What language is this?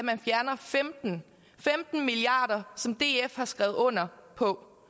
Danish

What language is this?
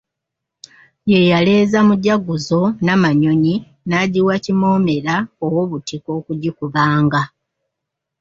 Ganda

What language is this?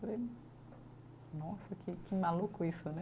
Portuguese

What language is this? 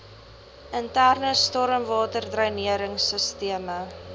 Afrikaans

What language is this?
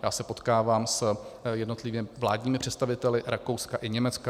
Czech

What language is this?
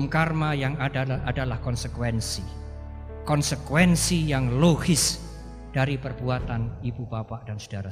Indonesian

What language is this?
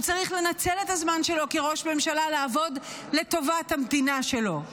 Hebrew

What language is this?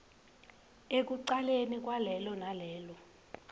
Swati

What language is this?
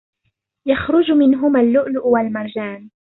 Arabic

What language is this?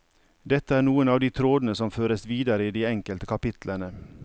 Norwegian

